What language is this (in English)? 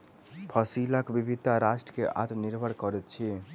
Maithili